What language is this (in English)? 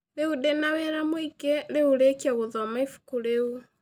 Kikuyu